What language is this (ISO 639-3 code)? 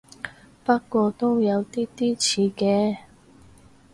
yue